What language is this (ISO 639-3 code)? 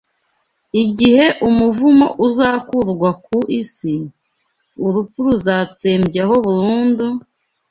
kin